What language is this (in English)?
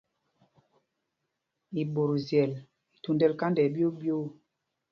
Mpumpong